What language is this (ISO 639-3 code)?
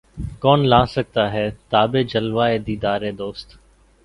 urd